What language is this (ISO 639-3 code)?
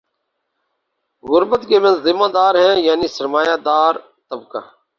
urd